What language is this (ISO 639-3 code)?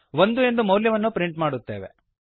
kan